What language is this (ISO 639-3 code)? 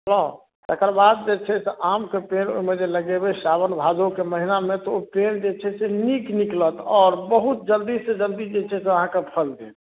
mai